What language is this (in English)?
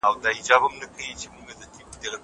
Pashto